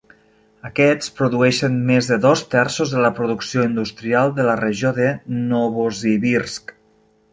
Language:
Catalan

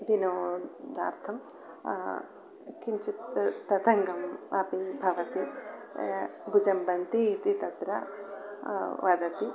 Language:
Sanskrit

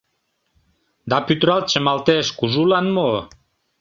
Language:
Mari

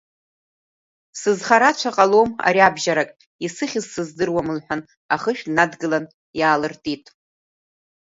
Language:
Abkhazian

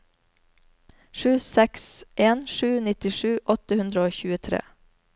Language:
Norwegian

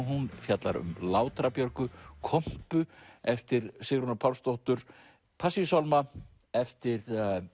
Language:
Icelandic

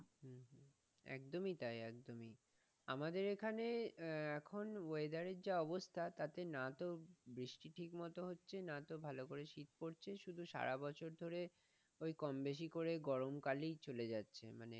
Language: Bangla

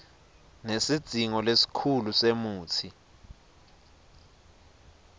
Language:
Swati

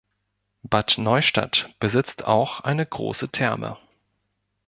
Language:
German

